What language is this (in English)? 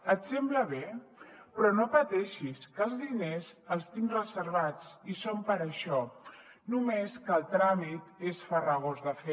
Catalan